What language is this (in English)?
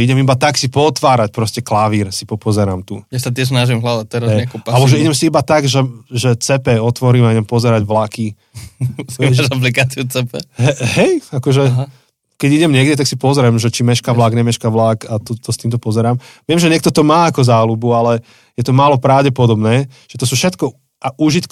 Slovak